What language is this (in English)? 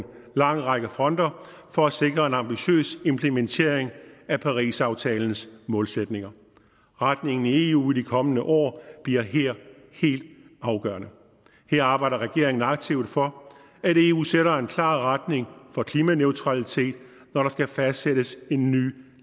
Danish